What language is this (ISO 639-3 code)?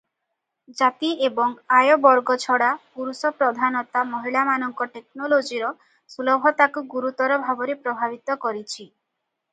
ori